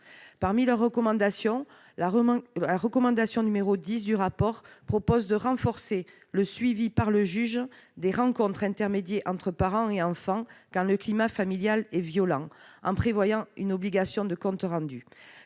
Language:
French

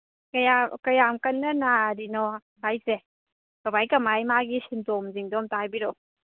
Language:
Manipuri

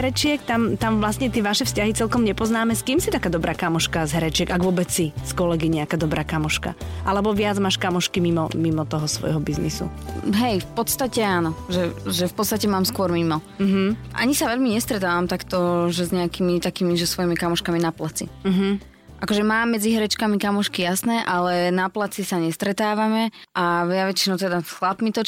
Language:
Slovak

